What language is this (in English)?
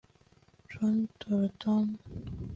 Kinyarwanda